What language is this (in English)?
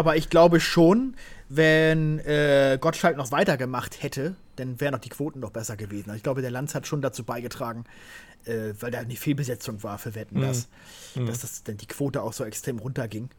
German